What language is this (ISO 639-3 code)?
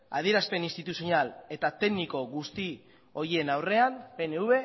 eus